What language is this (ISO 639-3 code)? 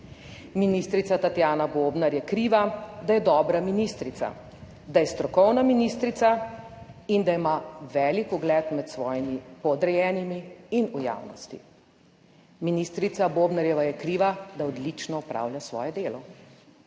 slv